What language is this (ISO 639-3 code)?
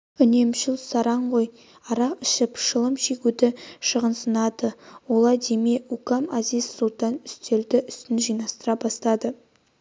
kaz